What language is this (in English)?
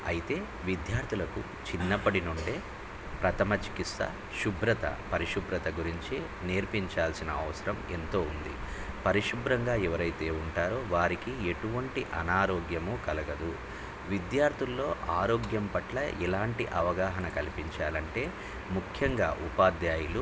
Telugu